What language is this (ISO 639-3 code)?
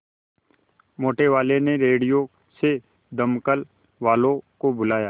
hin